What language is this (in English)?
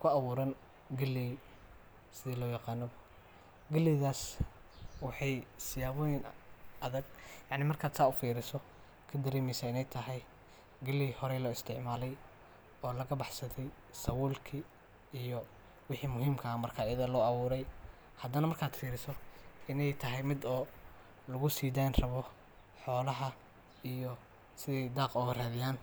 Somali